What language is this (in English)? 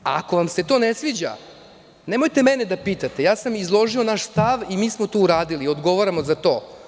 Serbian